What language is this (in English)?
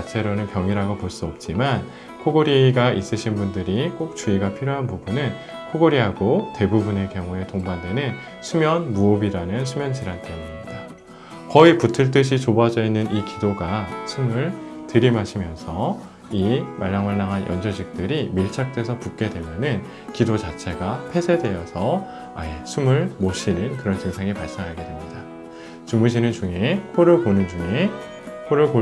Korean